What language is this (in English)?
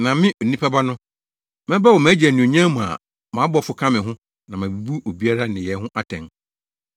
Akan